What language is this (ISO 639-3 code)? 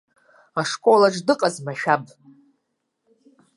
abk